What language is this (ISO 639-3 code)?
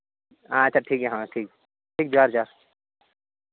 sat